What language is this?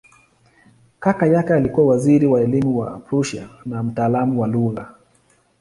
Swahili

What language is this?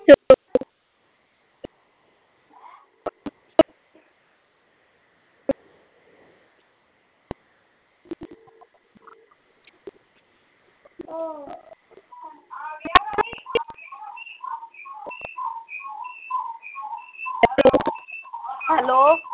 Punjabi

